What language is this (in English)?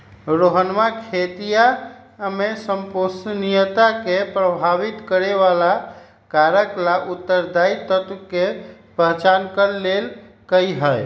Magahi